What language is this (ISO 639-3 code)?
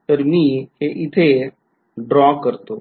mar